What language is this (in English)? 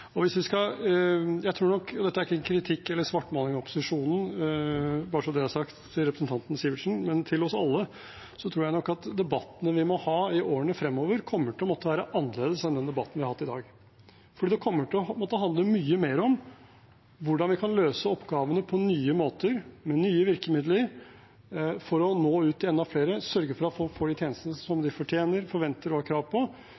Norwegian Bokmål